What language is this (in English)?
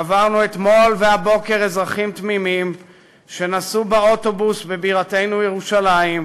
Hebrew